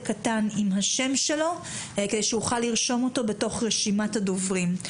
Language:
Hebrew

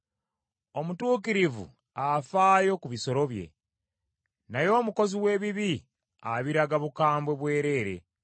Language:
Ganda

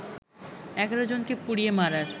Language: Bangla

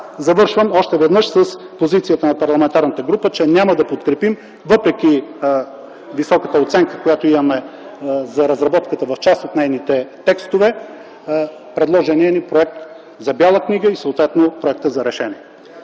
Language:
Bulgarian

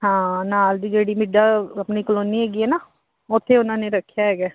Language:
Punjabi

